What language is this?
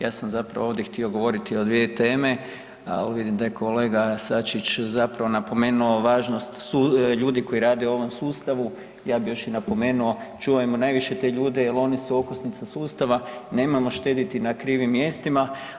Croatian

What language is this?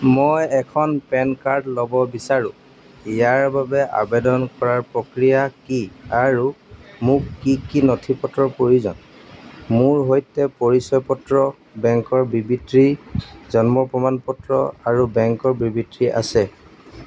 Assamese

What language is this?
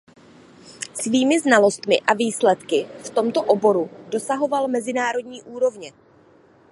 Czech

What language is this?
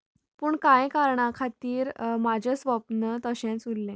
Konkani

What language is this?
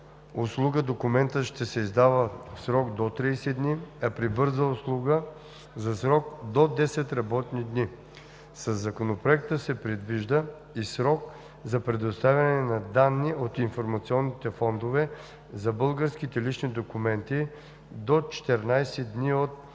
Bulgarian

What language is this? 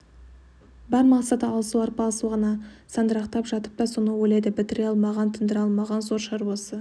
Kazakh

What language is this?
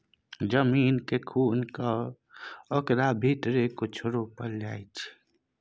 Maithili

